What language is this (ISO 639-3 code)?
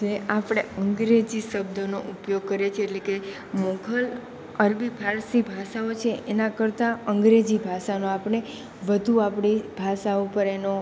guj